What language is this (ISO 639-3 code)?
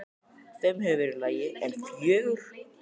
isl